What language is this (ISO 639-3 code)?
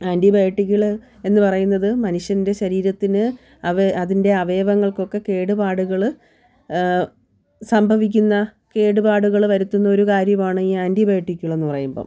mal